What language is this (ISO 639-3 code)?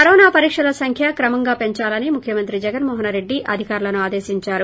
tel